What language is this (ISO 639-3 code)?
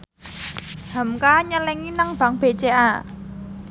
jav